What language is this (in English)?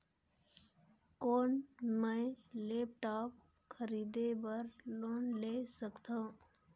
Chhattisgarhi